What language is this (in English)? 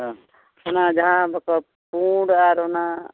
Santali